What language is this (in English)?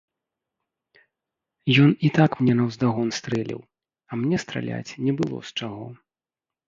Belarusian